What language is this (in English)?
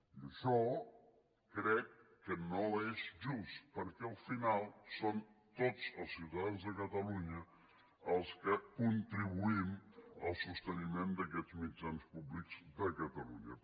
Catalan